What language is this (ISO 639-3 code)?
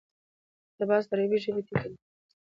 pus